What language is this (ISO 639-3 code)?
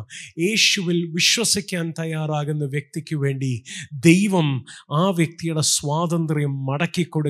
mal